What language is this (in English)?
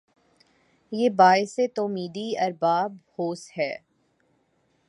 Urdu